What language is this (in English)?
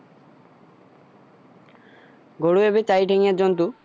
Assamese